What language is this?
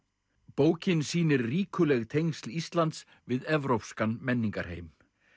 Icelandic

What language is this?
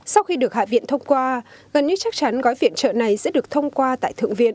Vietnamese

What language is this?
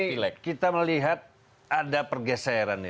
Indonesian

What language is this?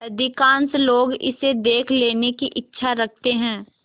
Hindi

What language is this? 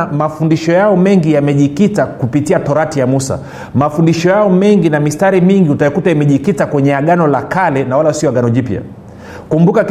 Swahili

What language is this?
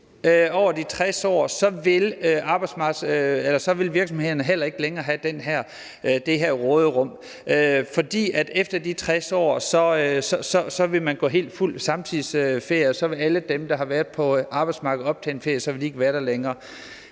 Danish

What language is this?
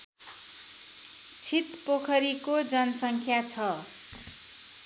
Nepali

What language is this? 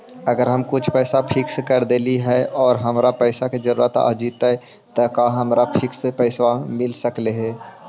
Magahi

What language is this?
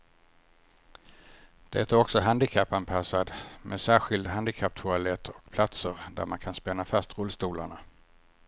Swedish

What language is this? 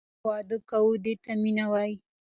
Pashto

